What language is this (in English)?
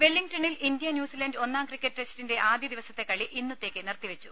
Malayalam